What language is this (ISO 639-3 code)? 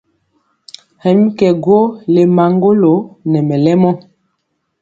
mcx